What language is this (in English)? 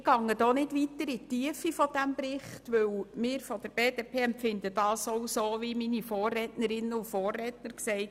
Swiss German